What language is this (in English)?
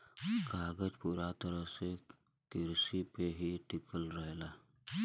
Bhojpuri